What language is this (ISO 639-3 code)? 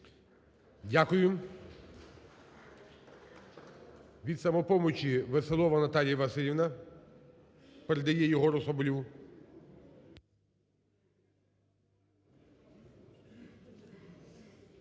ukr